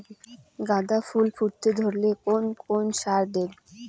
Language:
Bangla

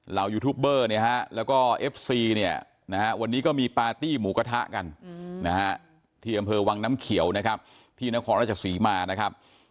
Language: Thai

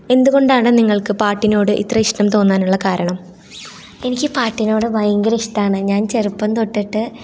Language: Malayalam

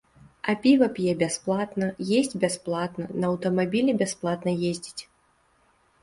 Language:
Belarusian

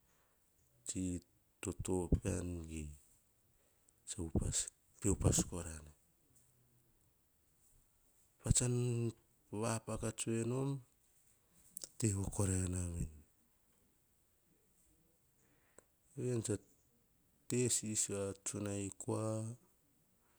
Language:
Hahon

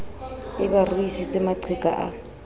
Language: Southern Sotho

